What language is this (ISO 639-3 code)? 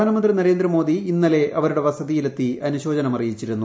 mal